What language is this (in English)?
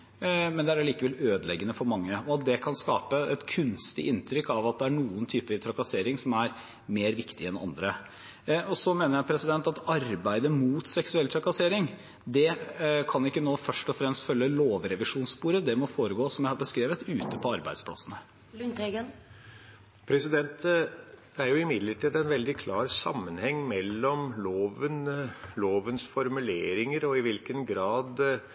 Norwegian Bokmål